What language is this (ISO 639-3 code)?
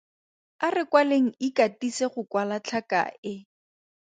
tsn